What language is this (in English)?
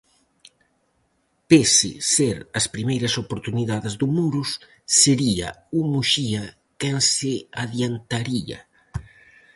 Galician